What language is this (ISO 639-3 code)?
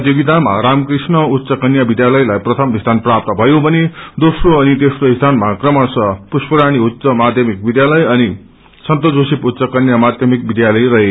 nep